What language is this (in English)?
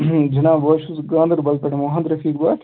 Kashmiri